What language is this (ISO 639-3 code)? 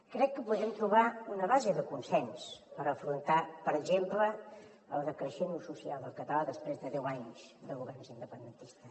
cat